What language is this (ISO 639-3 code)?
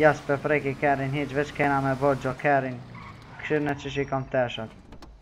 ron